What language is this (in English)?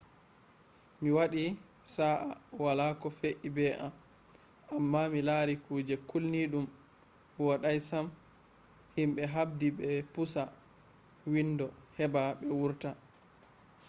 Fula